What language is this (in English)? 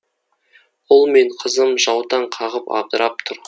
Kazakh